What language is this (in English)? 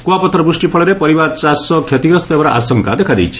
Odia